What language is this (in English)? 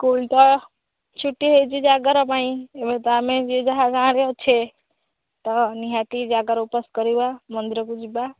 Odia